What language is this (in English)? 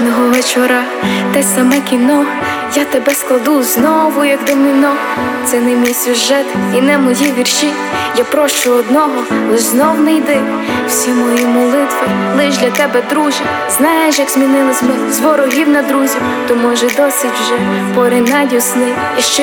Ukrainian